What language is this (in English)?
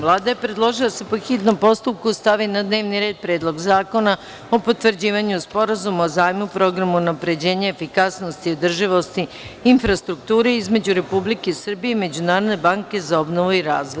Serbian